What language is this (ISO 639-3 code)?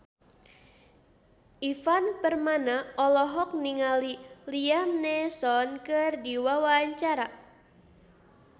sun